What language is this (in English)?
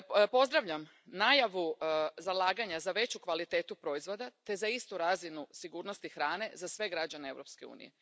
Croatian